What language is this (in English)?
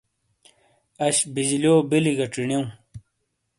Shina